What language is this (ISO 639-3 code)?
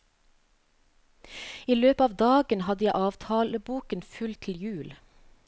nor